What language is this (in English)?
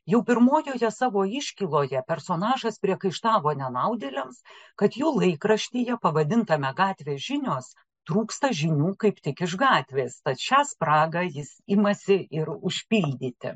Lithuanian